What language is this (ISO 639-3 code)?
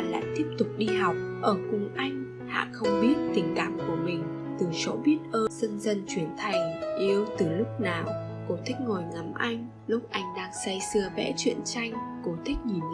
vie